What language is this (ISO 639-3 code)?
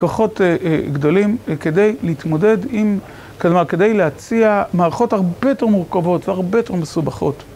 heb